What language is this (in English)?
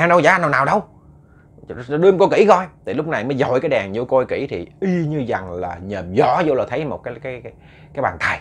Vietnamese